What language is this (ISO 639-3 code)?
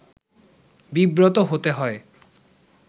ben